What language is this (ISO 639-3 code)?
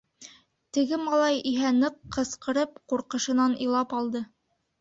bak